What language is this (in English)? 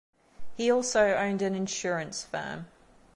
English